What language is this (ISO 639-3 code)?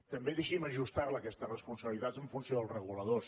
cat